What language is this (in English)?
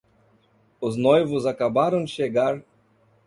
Portuguese